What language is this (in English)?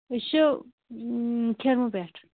Kashmiri